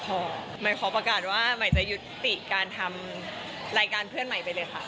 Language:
Thai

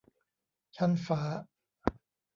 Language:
Thai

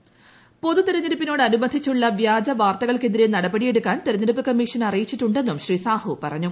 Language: Malayalam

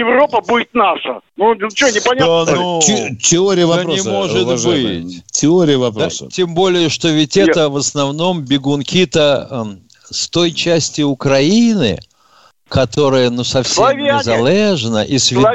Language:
Russian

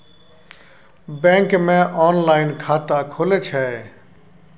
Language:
Maithili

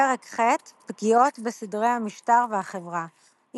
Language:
Hebrew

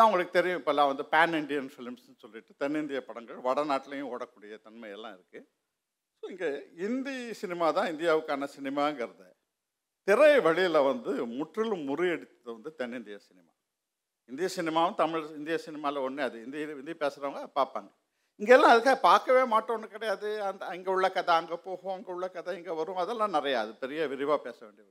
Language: Tamil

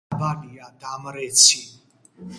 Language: Georgian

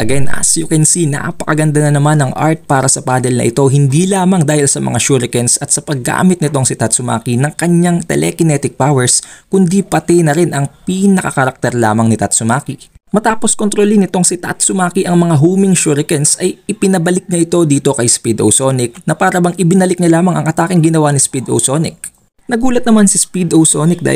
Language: Filipino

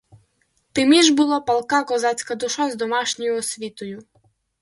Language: Ukrainian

